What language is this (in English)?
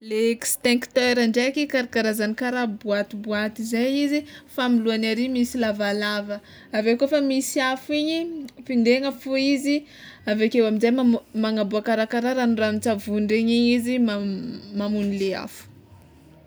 Tsimihety Malagasy